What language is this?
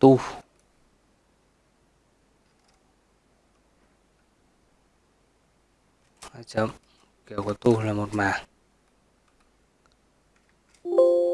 Vietnamese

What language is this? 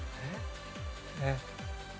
Japanese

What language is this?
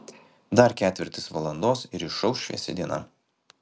Lithuanian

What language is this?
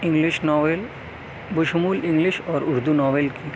Urdu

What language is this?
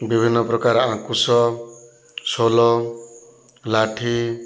Odia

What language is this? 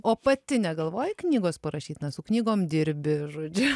Lithuanian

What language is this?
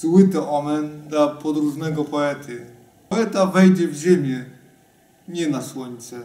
Polish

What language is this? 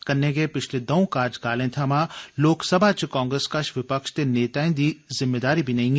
Dogri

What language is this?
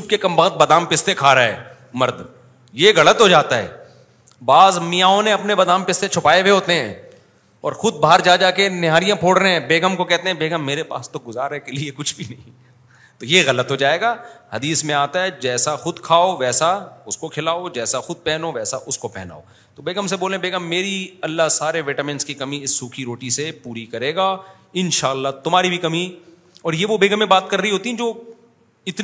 Urdu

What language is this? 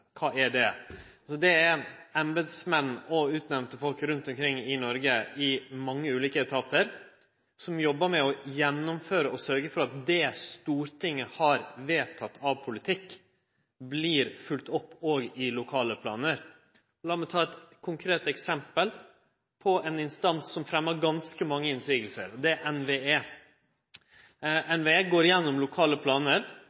Norwegian Nynorsk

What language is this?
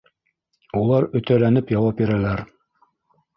Bashkir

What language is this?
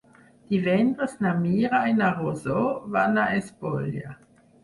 Catalan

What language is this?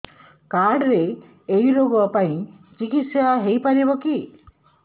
Odia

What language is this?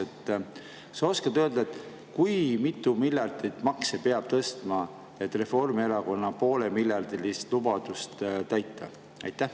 Estonian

